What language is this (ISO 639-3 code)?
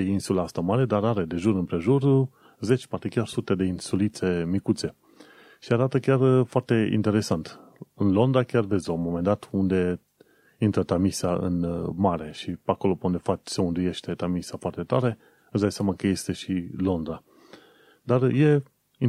ron